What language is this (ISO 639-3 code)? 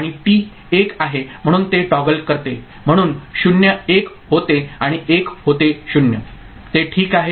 mar